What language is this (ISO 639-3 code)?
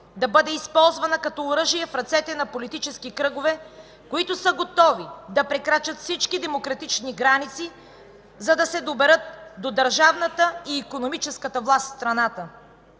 bul